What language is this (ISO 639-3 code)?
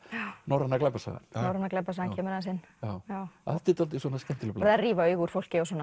isl